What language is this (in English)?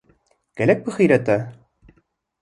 Kurdish